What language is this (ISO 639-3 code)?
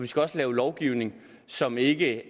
dan